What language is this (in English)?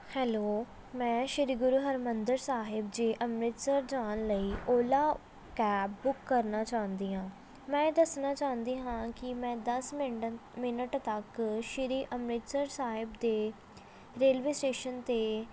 Punjabi